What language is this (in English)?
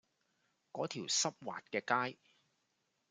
Cantonese